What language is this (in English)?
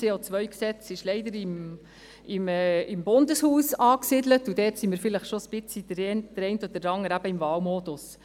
Swiss German